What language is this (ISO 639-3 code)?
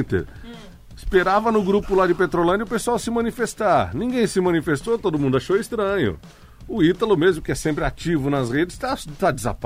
por